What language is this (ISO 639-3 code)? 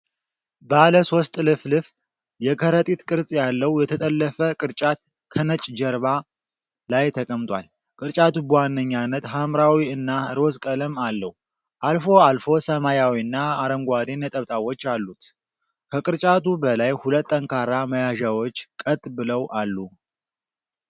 amh